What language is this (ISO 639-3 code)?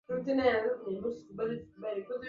swa